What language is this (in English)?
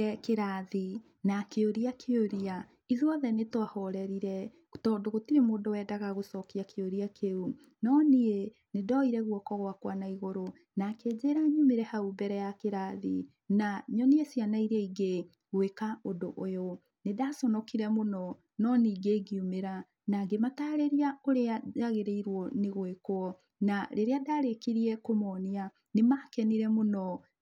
Kikuyu